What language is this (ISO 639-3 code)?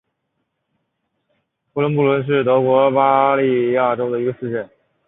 zho